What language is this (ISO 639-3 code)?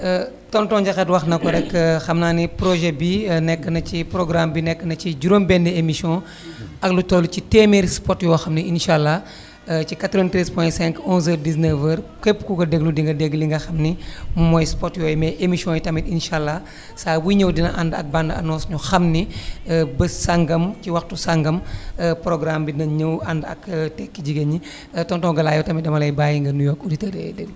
wol